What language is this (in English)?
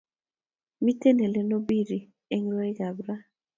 Kalenjin